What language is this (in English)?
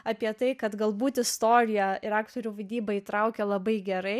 Lithuanian